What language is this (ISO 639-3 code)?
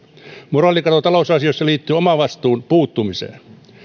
fin